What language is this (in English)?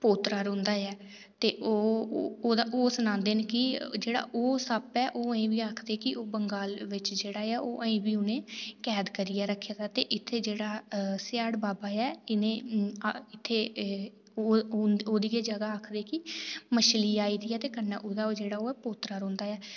Dogri